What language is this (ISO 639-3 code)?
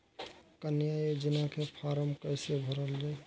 bho